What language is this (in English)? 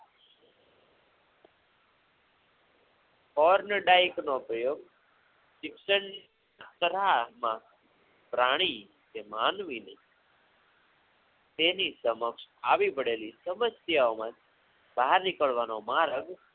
Gujarati